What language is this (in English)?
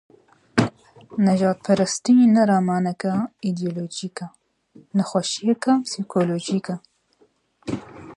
Kurdish